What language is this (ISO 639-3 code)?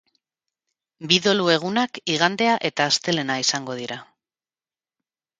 eus